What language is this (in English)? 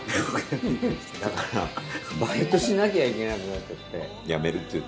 Japanese